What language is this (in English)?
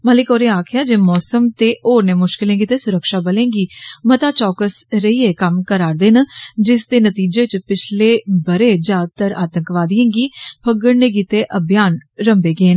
Dogri